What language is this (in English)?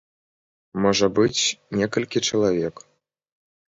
Belarusian